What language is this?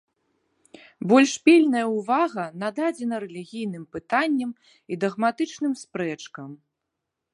Belarusian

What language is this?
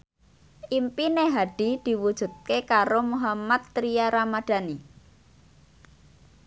Javanese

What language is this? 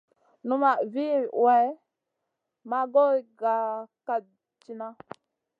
Masana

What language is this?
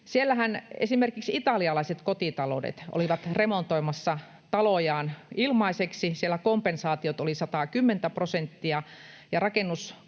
Finnish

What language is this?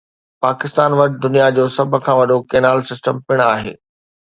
Sindhi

